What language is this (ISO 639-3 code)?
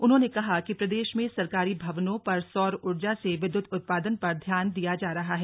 hin